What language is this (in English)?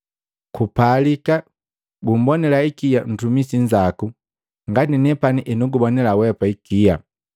Matengo